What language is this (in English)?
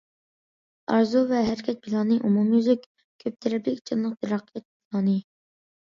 Uyghur